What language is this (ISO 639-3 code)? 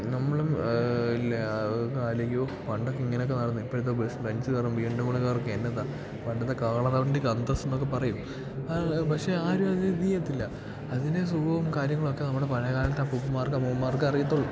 mal